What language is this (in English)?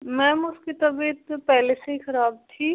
Hindi